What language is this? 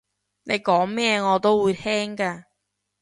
Cantonese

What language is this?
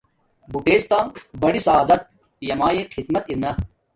Domaaki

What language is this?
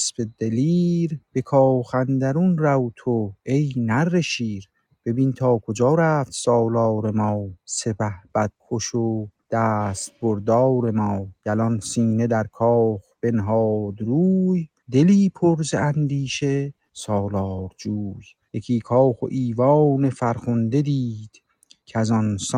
Persian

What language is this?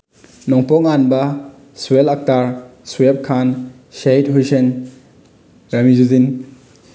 Manipuri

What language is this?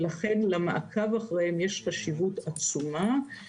Hebrew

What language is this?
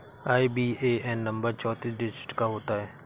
Hindi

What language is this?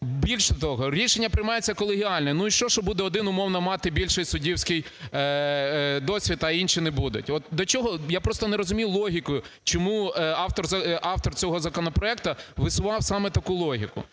Ukrainian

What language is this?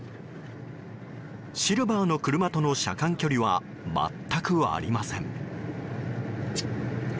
Japanese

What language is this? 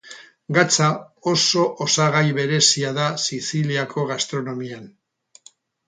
Basque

